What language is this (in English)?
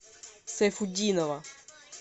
Russian